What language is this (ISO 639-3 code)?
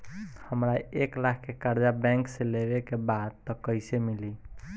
bho